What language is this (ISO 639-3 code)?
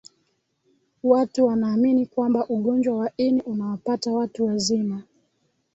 swa